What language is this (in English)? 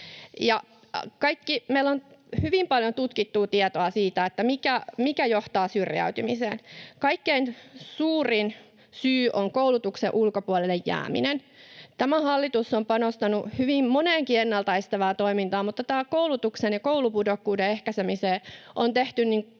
Finnish